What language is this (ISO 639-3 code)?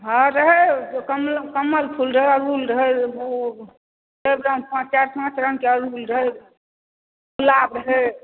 mai